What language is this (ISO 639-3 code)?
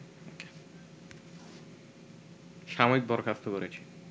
ben